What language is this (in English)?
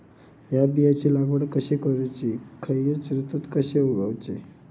Marathi